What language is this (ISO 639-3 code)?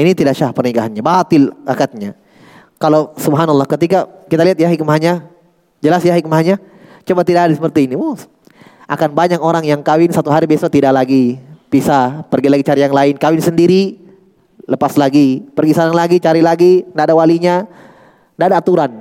ind